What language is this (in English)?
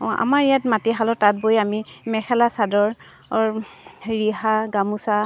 Assamese